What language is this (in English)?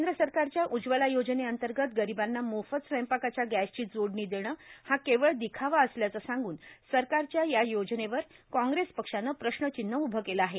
Marathi